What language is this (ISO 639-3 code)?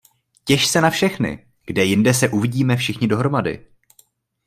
ces